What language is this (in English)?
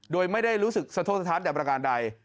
Thai